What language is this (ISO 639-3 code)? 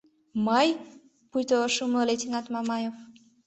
chm